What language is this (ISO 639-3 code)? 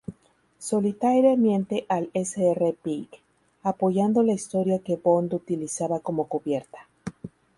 spa